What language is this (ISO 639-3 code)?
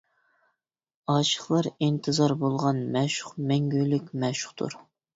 uig